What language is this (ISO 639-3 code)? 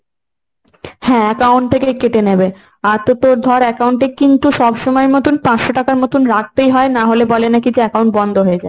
ben